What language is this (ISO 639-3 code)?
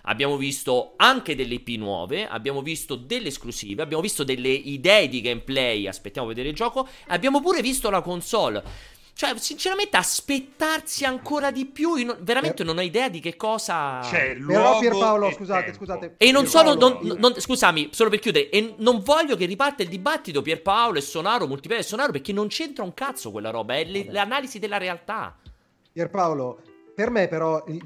ita